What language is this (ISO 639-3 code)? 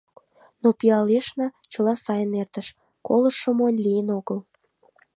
chm